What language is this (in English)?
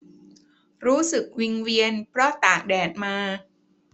Thai